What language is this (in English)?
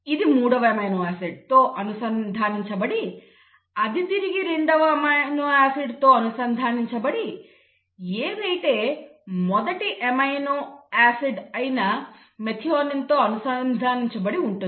Telugu